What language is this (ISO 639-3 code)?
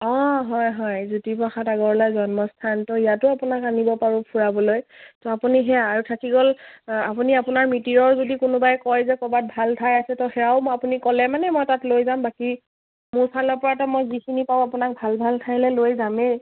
asm